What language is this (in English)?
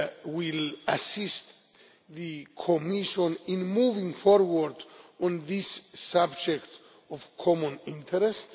English